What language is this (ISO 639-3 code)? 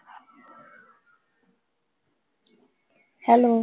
pan